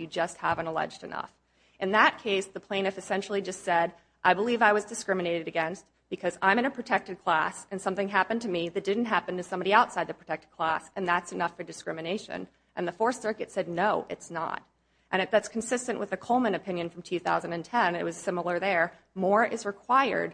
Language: English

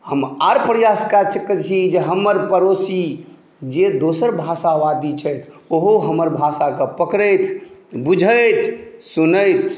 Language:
Maithili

